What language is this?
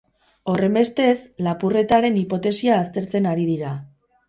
Basque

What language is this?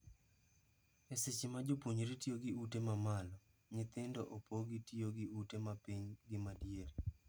Luo (Kenya and Tanzania)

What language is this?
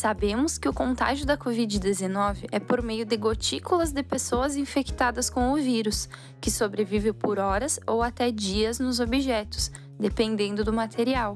Portuguese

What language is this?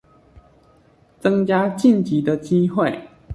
Chinese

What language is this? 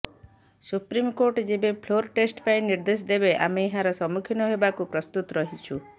Odia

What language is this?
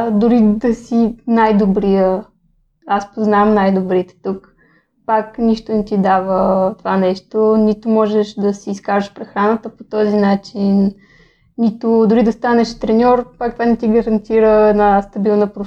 Bulgarian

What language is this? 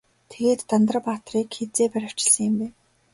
Mongolian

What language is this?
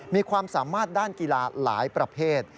Thai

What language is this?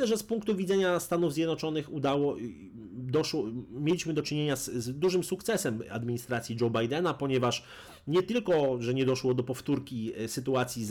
Polish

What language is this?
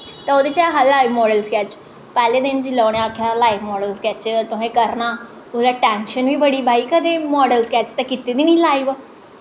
Dogri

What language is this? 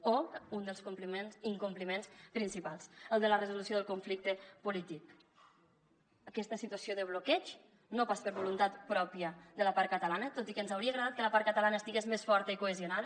Catalan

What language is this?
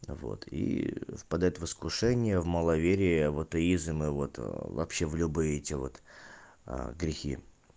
Russian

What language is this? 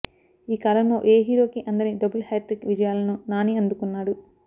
Telugu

